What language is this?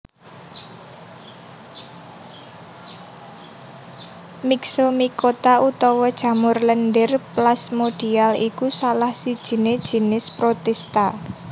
Javanese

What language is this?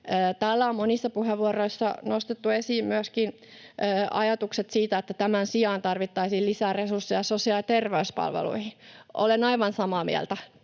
Finnish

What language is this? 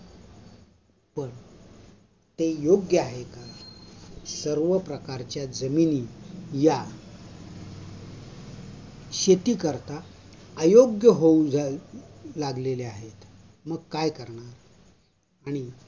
Marathi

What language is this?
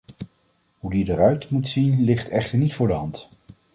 Dutch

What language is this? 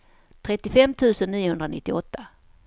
Swedish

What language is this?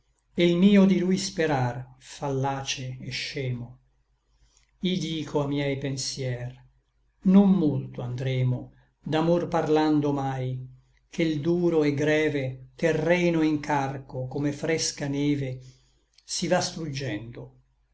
Italian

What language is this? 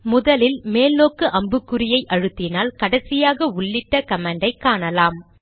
Tamil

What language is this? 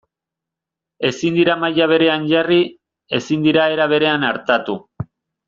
Basque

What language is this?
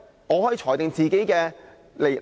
Cantonese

